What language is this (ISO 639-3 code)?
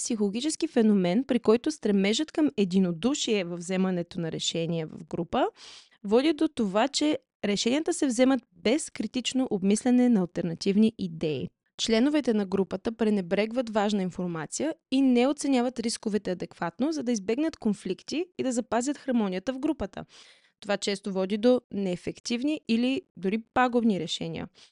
bul